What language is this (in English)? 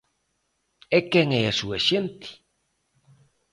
Galician